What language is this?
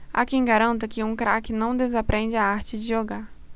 Portuguese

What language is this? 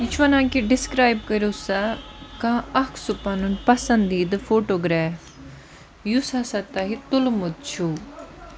Kashmiri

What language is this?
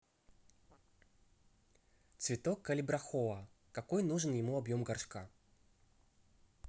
Russian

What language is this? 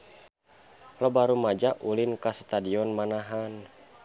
Sundanese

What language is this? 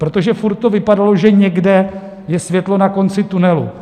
Czech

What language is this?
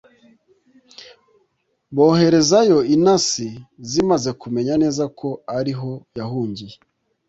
Kinyarwanda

